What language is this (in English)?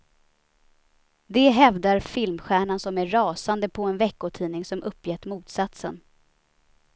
Swedish